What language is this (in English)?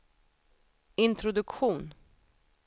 Swedish